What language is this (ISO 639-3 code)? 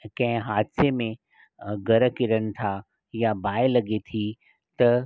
snd